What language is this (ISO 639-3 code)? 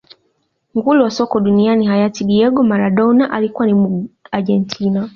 swa